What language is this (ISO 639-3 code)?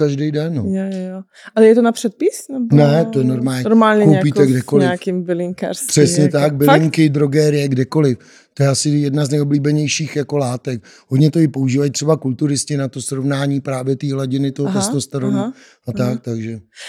ces